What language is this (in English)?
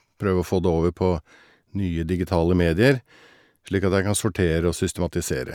Norwegian